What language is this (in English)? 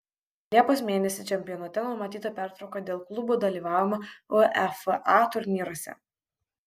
Lithuanian